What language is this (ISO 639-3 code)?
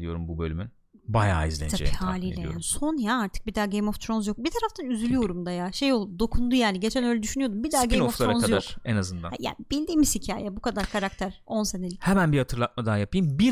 tur